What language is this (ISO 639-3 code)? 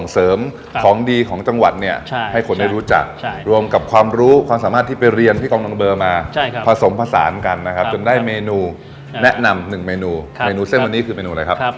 tha